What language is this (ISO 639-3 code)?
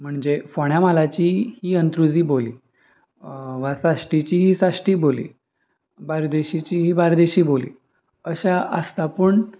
kok